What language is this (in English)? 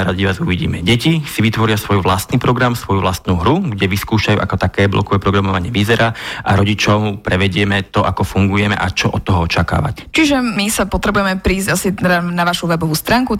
Slovak